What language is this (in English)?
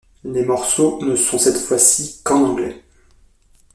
French